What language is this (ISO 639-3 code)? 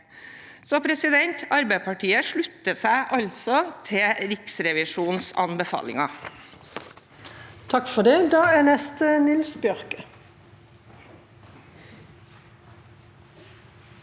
nor